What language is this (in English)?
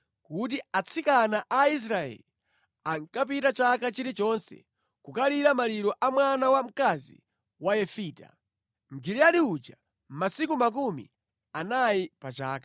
Nyanja